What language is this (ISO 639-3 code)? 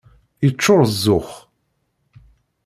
kab